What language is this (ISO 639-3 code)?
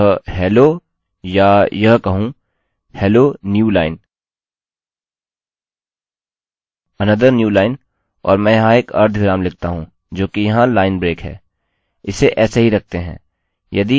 hin